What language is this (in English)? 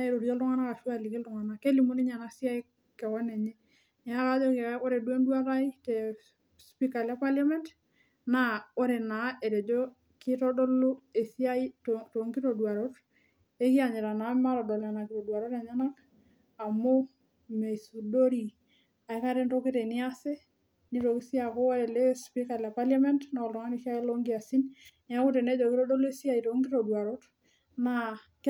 Masai